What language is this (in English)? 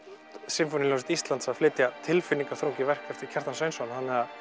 Icelandic